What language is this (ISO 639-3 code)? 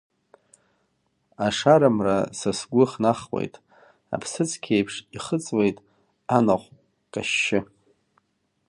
abk